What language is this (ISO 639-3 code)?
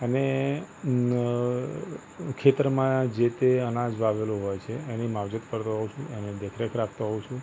guj